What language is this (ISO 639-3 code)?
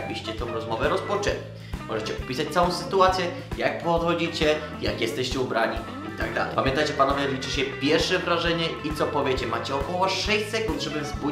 pol